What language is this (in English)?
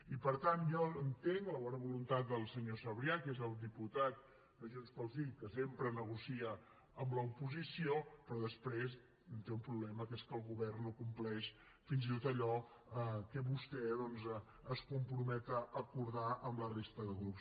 Catalan